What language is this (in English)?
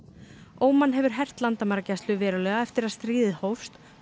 Icelandic